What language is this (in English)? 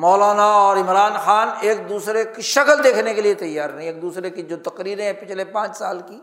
Urdu